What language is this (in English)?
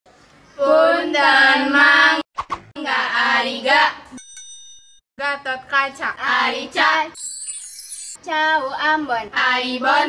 Indonesian